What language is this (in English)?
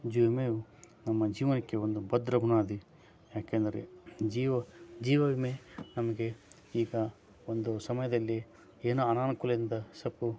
Kannada